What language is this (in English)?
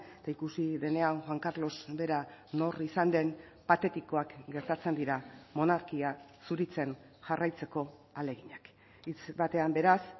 Basque